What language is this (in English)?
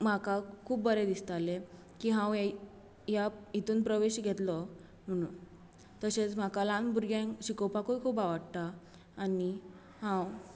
Konkani